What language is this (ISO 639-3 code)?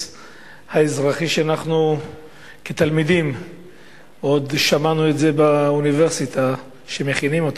heb